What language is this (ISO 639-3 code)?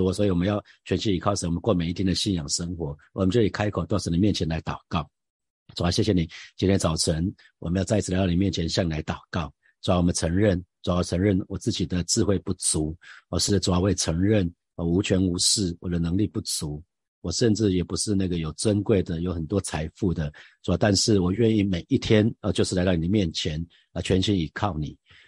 zho